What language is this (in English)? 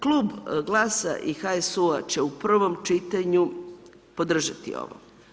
Croatian